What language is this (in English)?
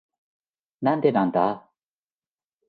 Japanese